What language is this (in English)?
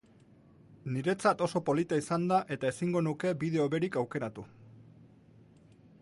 Basque